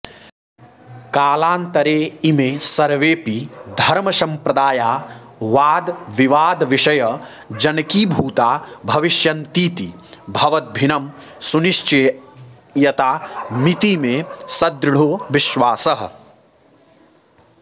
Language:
Sanskrit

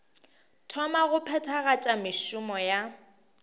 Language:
Northern Sotho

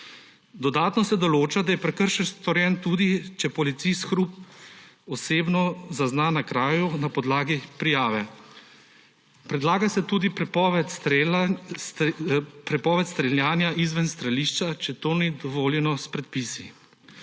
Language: Slovenian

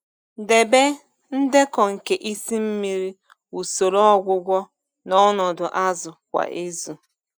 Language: Igbo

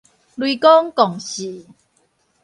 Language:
Min Nan Chinese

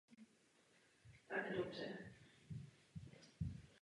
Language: Czech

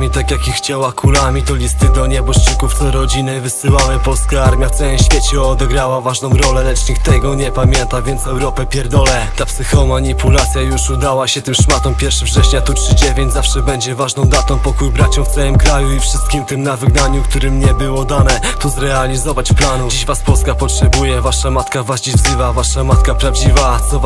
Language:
Polish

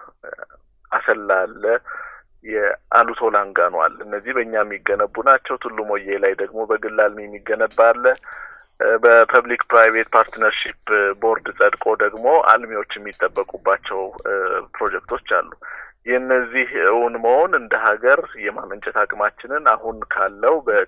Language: Amharic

